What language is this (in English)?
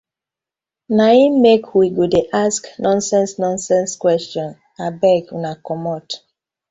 Nigerian Pidgin